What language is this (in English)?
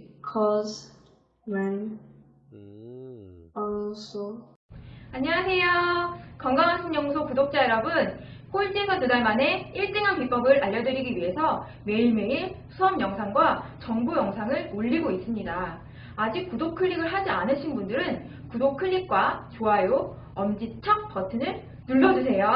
Korean